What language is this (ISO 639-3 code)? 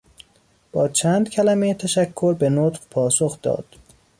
fas